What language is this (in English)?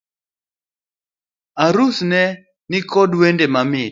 Luo (Kenya and Tanzania)